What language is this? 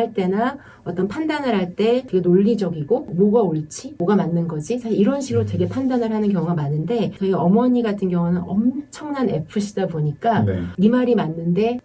Korean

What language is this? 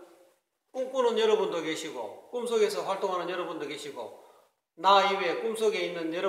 Korean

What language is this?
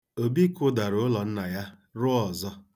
Igbo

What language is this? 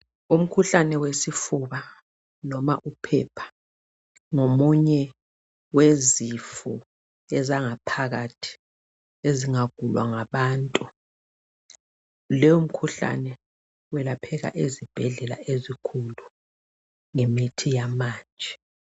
North Ndebele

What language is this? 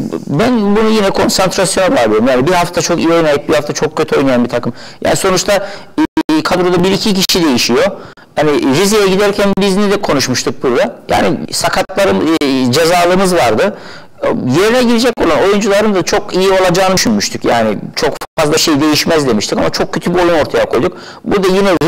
Turkish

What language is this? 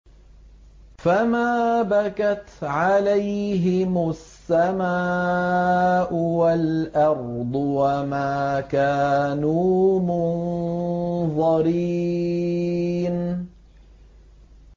Arabic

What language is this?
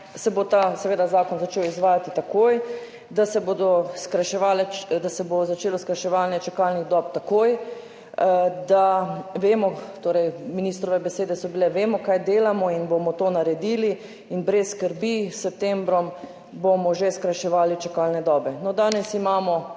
Slovenian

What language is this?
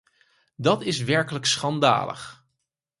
Dutch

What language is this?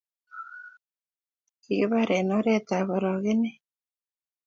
Kalenjin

